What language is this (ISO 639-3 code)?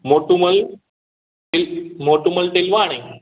snd